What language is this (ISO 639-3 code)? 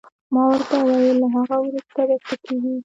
pus